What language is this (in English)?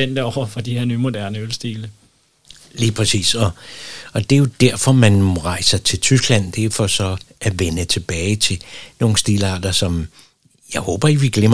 Danish